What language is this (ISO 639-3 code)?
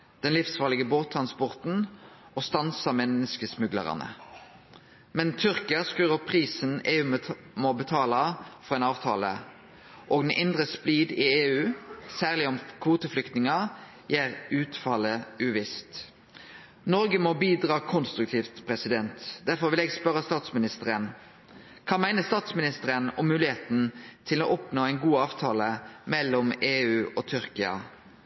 nno